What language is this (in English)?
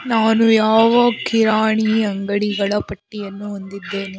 Kannada